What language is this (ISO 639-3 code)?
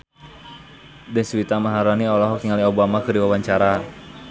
sun